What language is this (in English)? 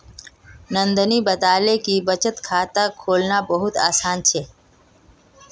Magahi